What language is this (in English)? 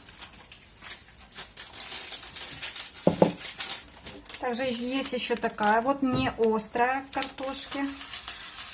Russian